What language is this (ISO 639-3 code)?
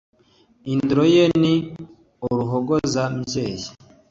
kin